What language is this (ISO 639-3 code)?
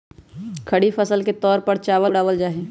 mag